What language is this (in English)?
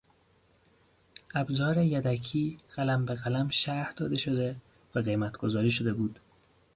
Persian